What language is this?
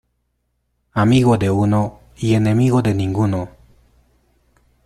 Spanish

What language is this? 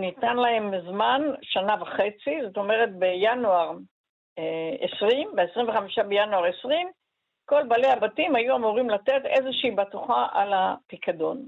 Hebrew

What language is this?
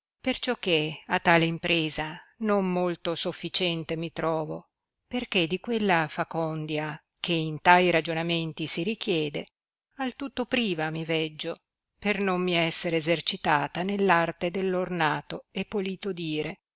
Italian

